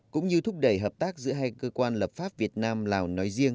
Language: Vietnamese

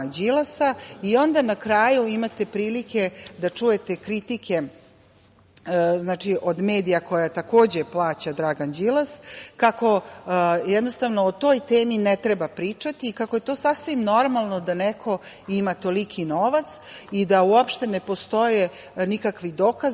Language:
Serbian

